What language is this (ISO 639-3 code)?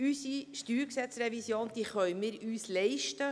gsw